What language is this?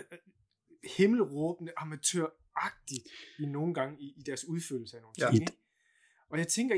Danish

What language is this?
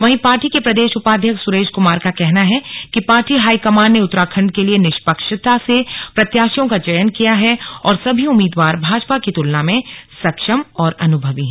Hindi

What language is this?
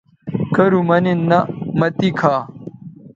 Bateri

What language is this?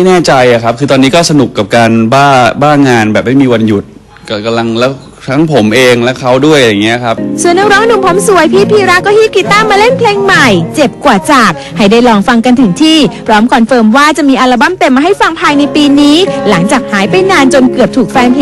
Thai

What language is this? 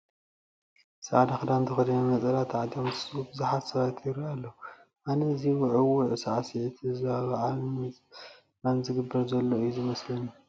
Tigrinya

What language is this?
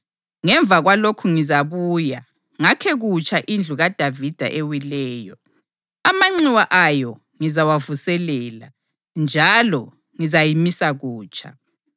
North Ndebele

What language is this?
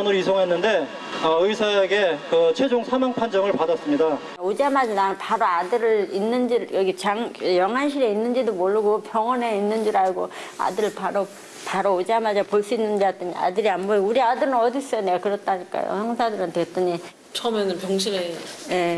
Korean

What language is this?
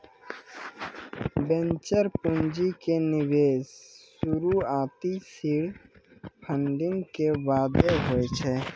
Maithili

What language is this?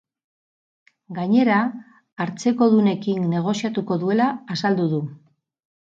Basque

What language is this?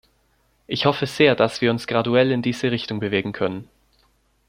German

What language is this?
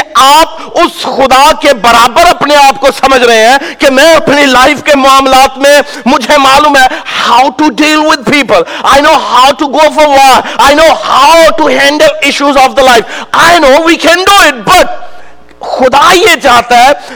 Urdu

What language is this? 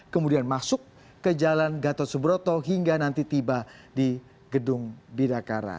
Indonesian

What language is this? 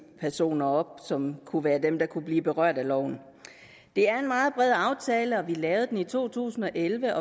Danish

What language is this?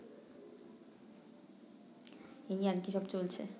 Bangla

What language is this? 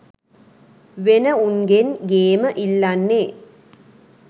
Sinhala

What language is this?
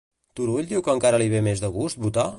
Catalan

